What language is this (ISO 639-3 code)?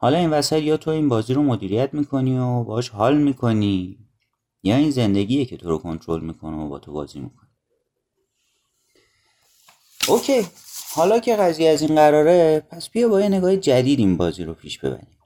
fas